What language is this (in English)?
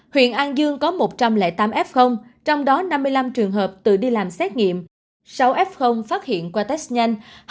Vietnamese